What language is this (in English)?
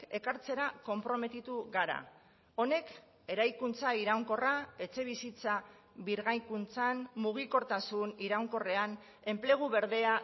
Basque